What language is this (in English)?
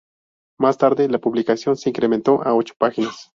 Spanish